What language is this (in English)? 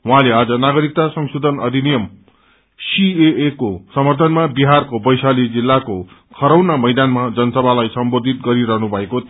Nepali